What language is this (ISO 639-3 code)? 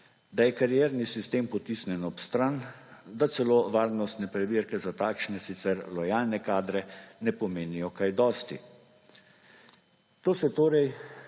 slv